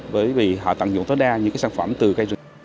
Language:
Vietnamese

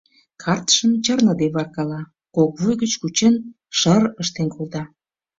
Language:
Mari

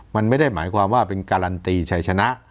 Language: Thai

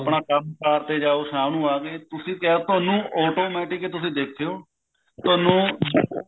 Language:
Punjabi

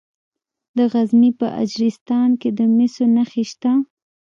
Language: Pashto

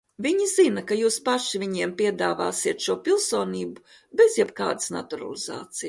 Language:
Latvian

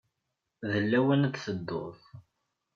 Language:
Kabyle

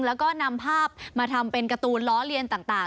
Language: Thai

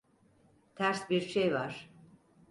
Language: Turkish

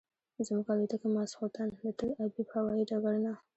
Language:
Pashto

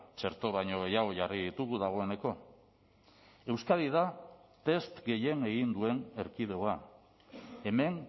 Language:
Basque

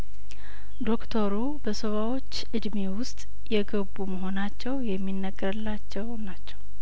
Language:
Amharic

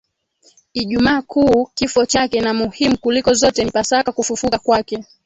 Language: Swahili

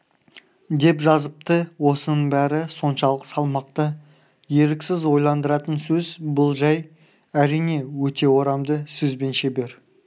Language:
Kazakh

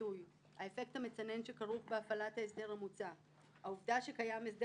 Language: Hebrew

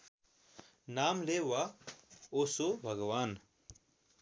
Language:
Nepali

